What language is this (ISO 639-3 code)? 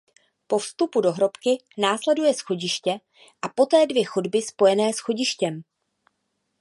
ces